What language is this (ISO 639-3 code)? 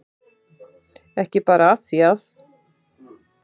isl